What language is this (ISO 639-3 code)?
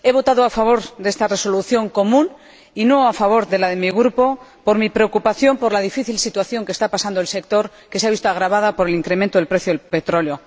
spa